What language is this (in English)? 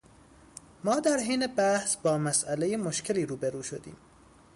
Persian